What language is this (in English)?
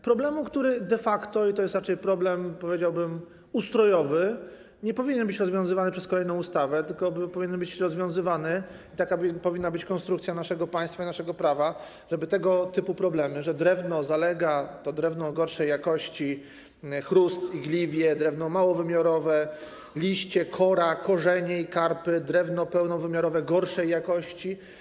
Polish